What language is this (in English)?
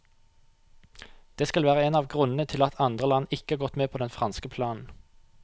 Norwegian